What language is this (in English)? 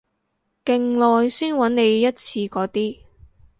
Cantonese